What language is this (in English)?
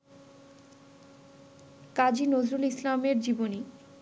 Bangla